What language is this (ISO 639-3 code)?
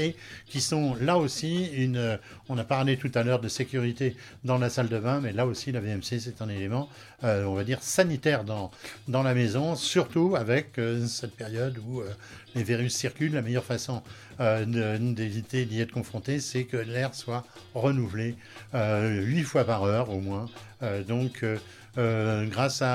fra